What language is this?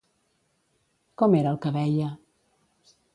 Catalan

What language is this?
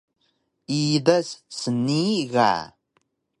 Taroko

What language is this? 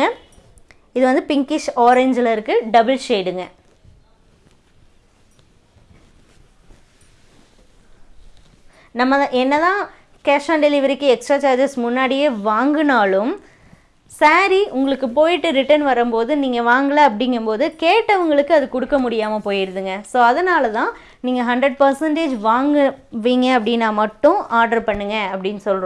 Tamil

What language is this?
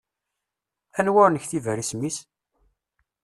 Kabyle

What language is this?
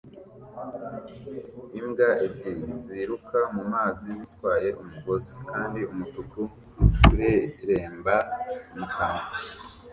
Kinyarwanda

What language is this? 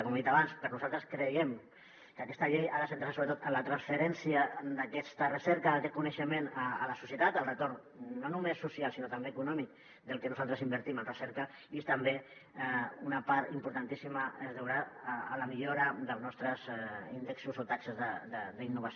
Catalan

